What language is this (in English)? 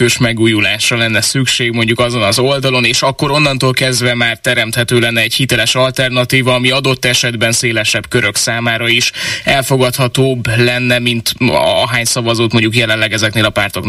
Hungarian